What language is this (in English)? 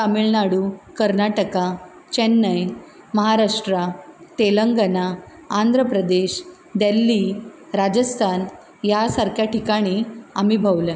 Konkani